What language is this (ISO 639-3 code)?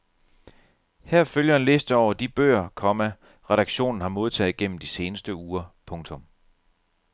dan